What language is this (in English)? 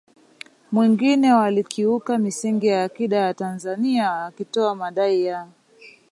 Swahili